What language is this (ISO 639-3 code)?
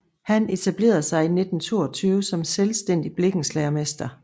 dan